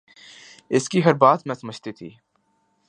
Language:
Urdu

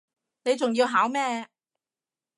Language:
Cantonese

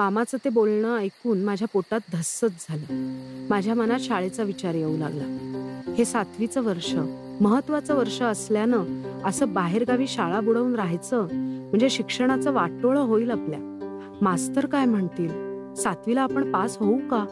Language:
Marathi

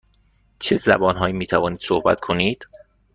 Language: Persian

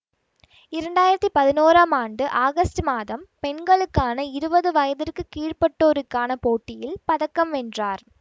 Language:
Tamil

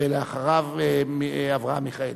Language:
Hebrew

